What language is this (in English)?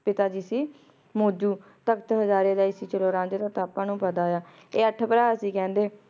Punjabi